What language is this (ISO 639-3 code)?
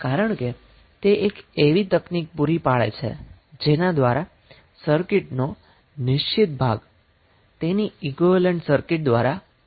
guj